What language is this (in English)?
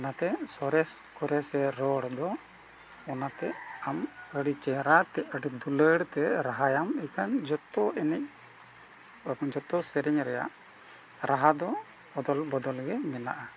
Santali